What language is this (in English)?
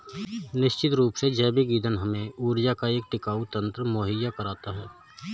Hindi